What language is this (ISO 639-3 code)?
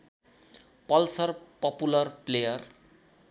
nep